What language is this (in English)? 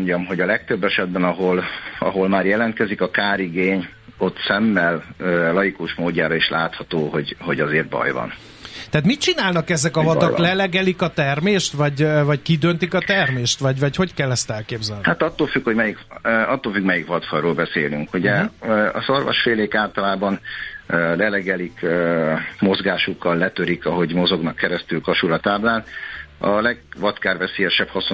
Hungarian